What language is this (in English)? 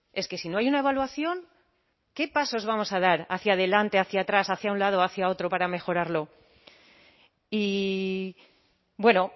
Spanish